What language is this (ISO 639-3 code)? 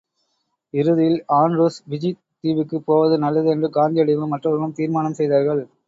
tam